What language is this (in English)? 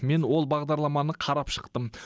Kazakh